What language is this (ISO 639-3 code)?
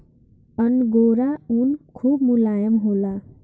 bho